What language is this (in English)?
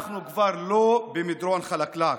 Hebrew